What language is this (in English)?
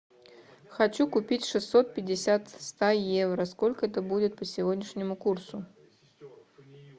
Russian